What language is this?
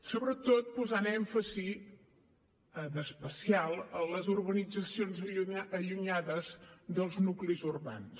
Catalan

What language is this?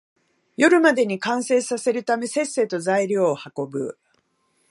Japanese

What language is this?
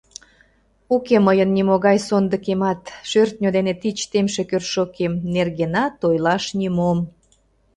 Mari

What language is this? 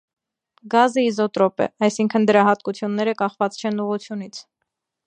Armenian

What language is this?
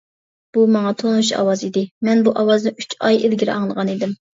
Uyghur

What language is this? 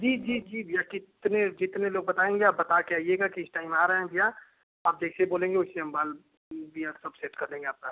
Hindi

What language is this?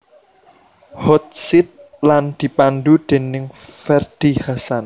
Javanese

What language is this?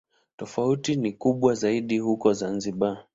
Swahili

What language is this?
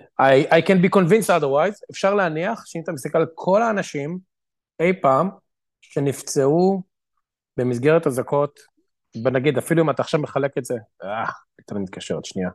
Hebrew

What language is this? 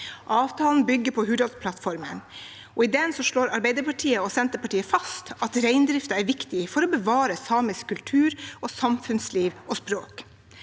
Norwegian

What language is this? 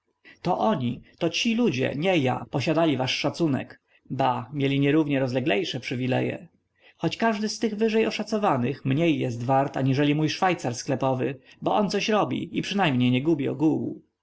Polish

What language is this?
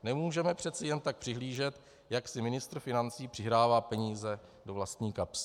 Czech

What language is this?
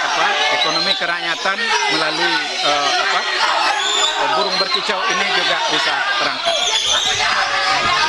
Indonesian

